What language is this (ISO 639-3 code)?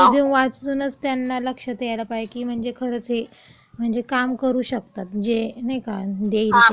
mar